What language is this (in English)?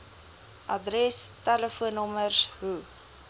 Afrikaans